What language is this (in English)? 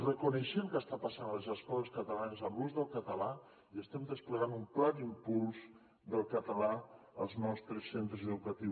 Catalan